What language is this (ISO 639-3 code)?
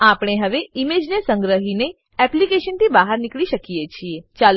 guj